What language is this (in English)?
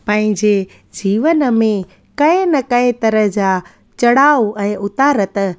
Sindhi